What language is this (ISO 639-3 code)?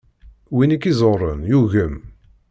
kab